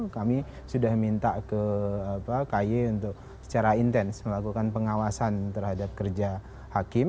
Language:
Indonesian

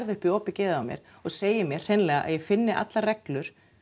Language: Icelandic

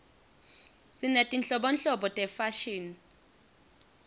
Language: Swati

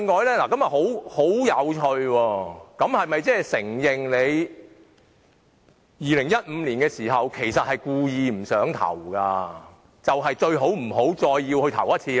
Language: Cantonese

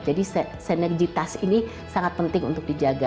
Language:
Indonesian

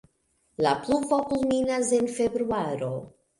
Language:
Esperanto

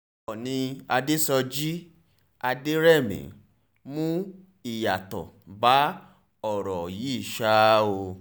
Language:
Yoruba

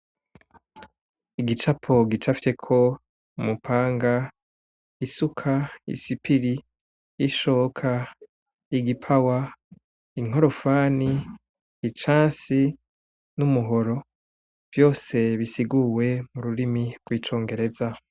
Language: Rundi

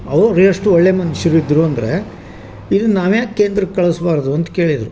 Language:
Kannada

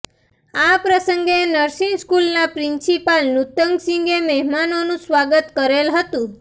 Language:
Gujarati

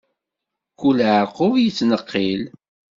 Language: Kabyle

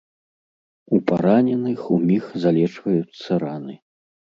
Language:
Belarusian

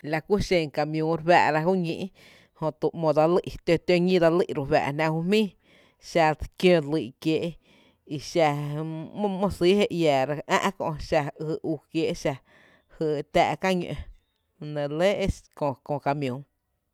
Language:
Tepinapa Chinantec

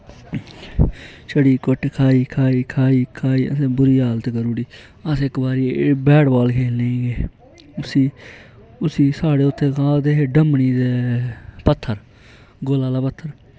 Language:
Dogri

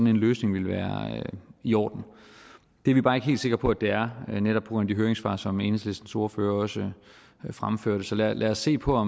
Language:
Danish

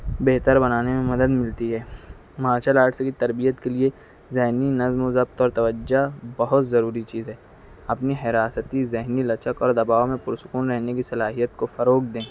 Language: Urdu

